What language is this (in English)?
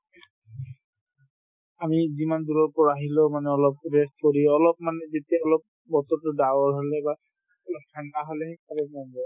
Assamese